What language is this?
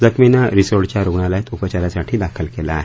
Marathi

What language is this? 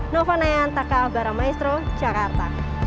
Indonesian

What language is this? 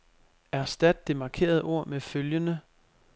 Danish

